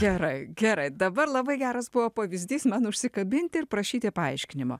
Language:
Lithuanian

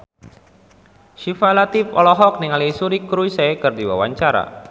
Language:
Sundanese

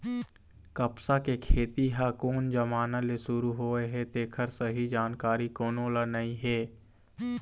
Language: Chhattisgarhi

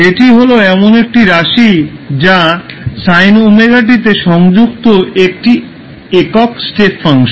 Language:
Bangla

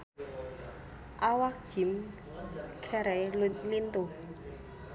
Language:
Sundanese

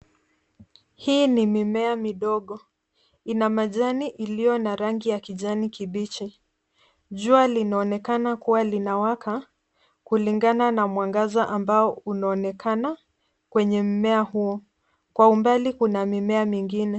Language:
Swahili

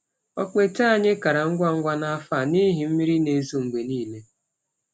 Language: Igbo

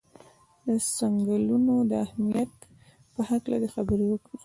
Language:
Pashto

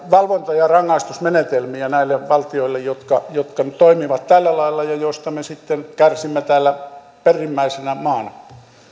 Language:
Finnish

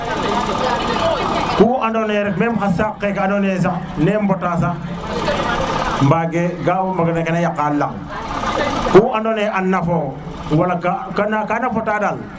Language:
Serer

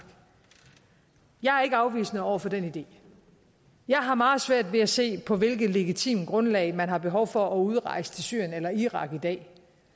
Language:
Danish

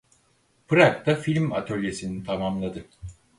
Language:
Turkish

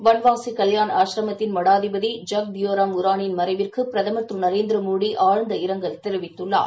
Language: Tamil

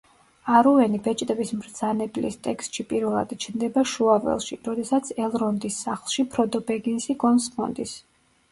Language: Georgian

